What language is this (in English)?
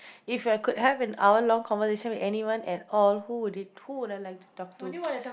English